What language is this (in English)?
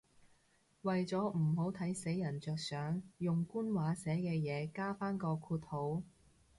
Cantonese